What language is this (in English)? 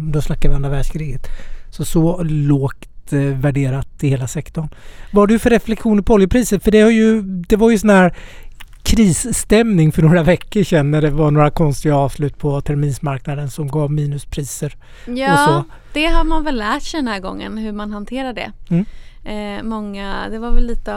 Swedish